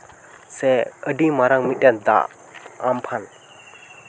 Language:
Santali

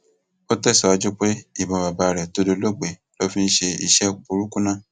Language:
Yoruba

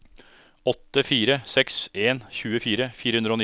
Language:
Norwegian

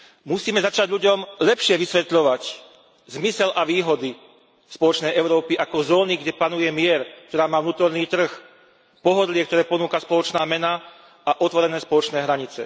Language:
Slovak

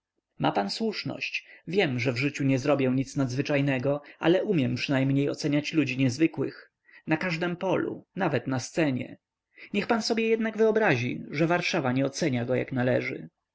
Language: Polish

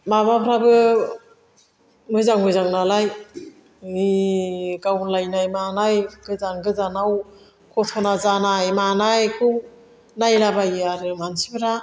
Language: Bodo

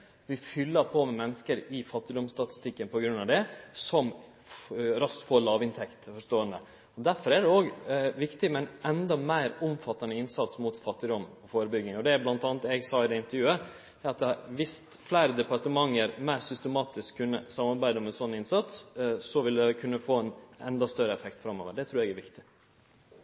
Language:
Norwegian Nynorsk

